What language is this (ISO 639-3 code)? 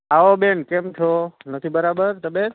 guj